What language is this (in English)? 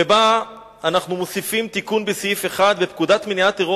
Hebrew